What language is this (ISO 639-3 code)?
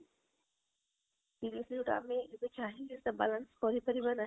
ori